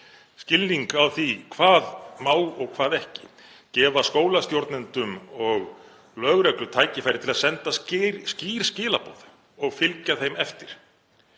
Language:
Icelandic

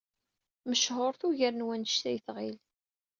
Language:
Kabyle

